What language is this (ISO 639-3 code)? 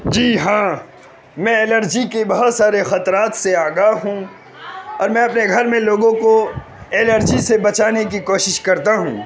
urd